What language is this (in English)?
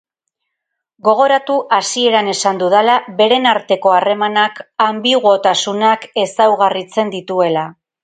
Basque